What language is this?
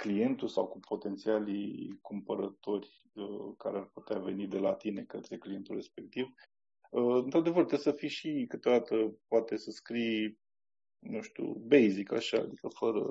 Romanian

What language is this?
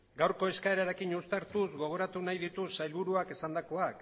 Basque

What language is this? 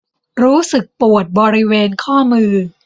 Thai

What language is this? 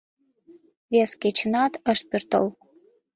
Mari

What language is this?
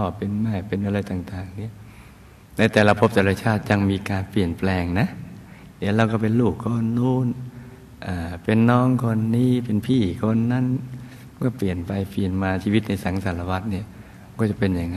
Thai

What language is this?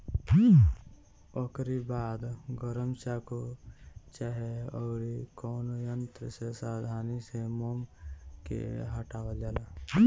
Bhojpuri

